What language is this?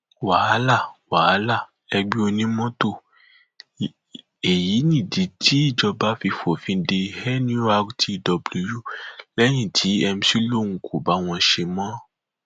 Yoruba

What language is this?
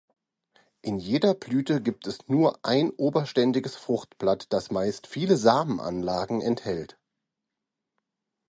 German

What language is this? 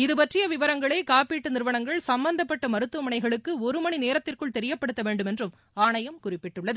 Tamil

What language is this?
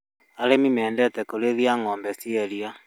Kikuyu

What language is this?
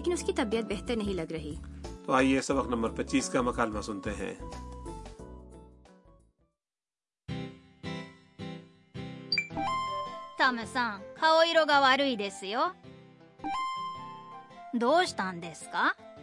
Urdu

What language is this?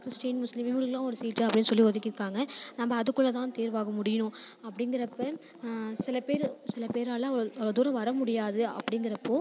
Tamil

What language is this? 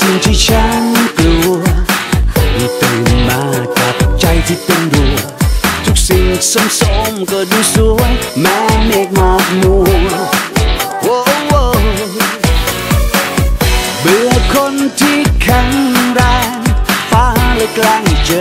Korean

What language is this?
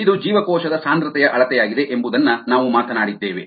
Kannada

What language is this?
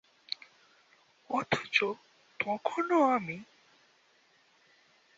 Bangla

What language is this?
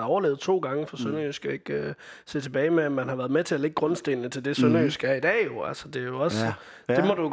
Danish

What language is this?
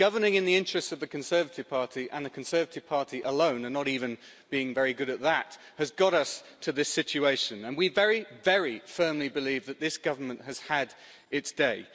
English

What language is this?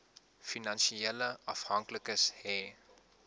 Afrikaans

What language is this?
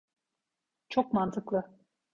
Turkish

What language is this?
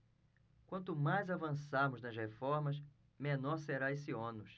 Portuguese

